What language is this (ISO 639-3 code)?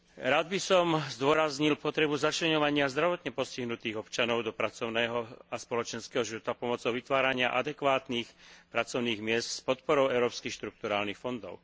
slk